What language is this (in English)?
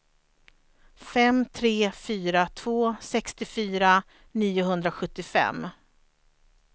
Swedish